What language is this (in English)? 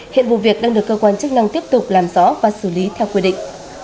Vietnamese